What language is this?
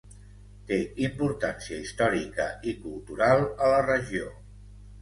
Catalan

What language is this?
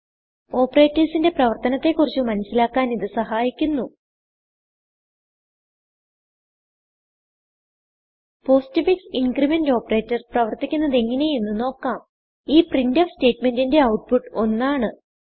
Malayalam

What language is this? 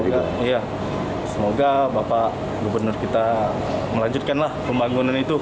Indonesian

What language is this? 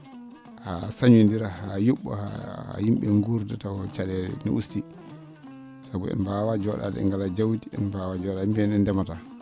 Fula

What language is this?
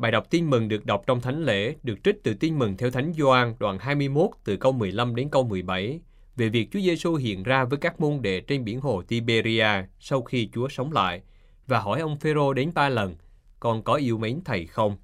Vietnamese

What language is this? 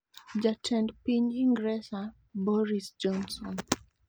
Luo (Kenya and Tanzania)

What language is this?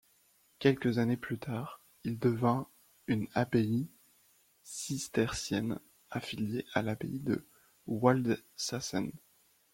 French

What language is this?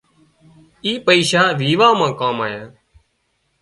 Wadiyara Koli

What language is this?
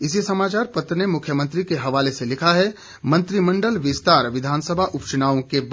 Hindi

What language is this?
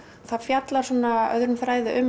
Icelandic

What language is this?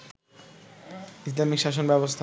Bangla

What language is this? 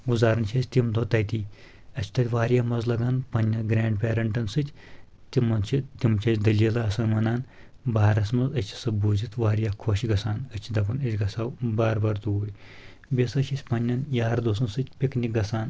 Kashmiri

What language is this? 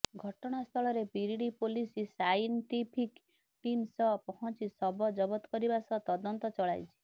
Odia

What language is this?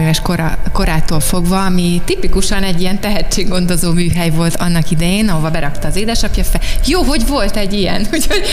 Hungarian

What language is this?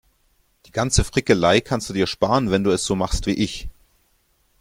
German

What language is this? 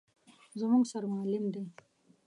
Pashto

